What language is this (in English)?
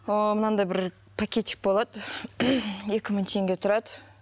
Kazakh